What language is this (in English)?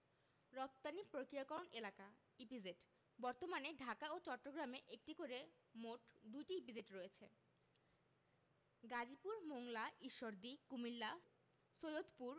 Bangla